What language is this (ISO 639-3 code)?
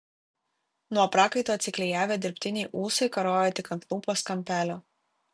lit